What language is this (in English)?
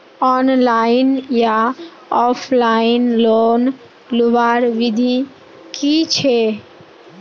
Magahi